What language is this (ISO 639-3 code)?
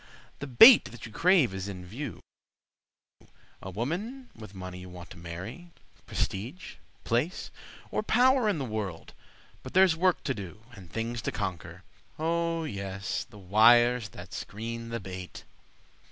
eng